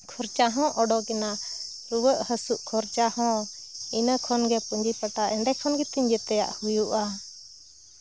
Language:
Santali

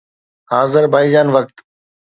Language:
Sindhi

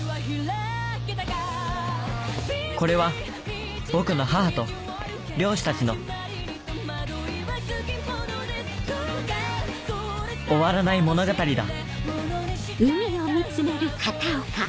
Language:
Japanese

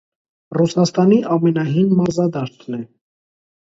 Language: Armenian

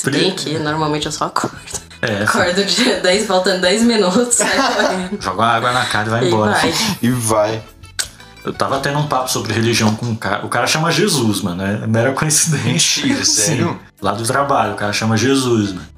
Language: Portuguese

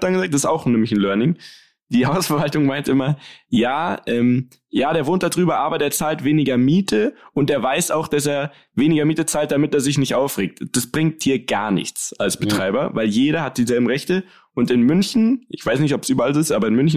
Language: German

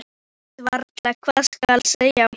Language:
Icelandic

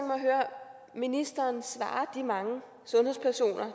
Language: Danish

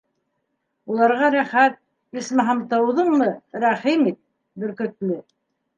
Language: Bashkir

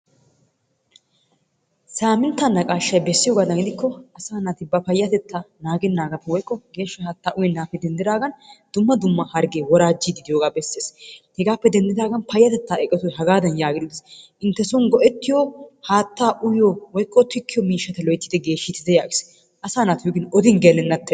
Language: Wolaytta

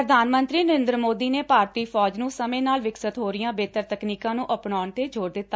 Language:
Punjabi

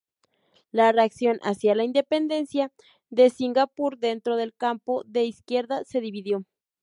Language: Spanish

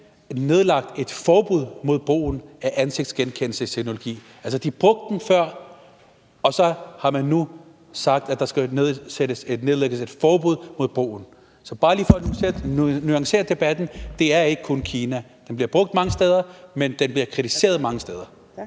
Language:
Danish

